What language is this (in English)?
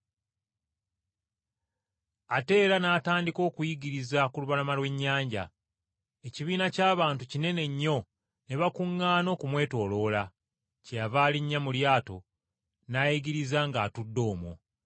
Ganda